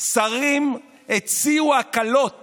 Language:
Hebrew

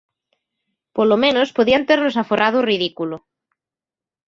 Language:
Galician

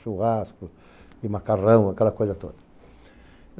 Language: Portuguese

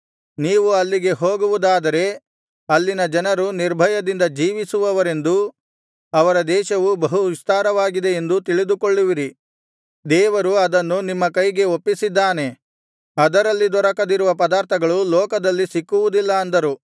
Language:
Kannada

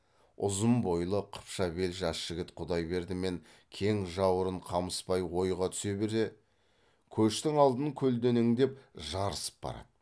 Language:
Kazakh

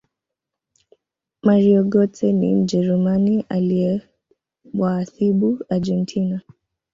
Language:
Swahili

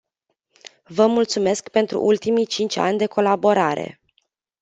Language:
Romanian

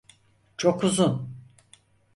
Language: Turkish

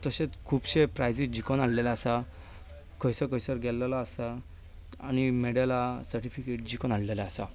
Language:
Konkani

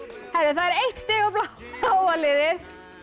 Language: Icelandic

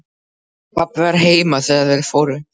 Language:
Icelandic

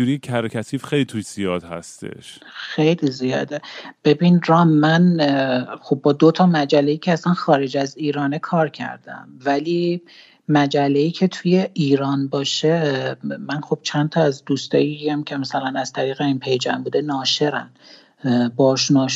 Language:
Persian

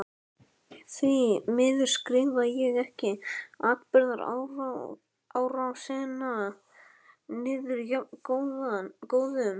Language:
Icelandic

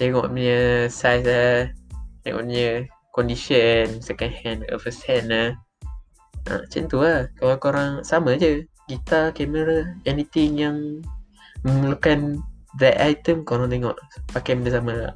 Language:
Malay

